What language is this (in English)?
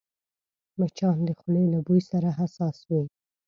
Pashto